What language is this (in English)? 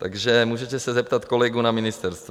Czech